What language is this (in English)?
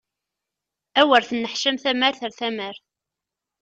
Kabyle